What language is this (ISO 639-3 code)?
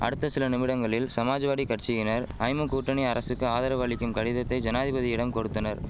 tam